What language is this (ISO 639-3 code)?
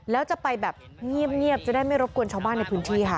tha